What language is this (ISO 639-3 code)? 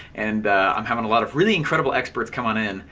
eng